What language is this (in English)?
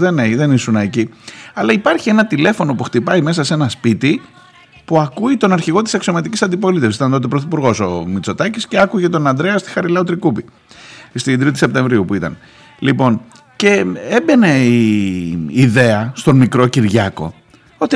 Greek